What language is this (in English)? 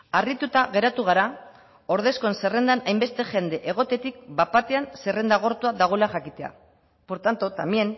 Basque